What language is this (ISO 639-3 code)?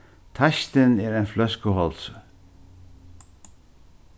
fao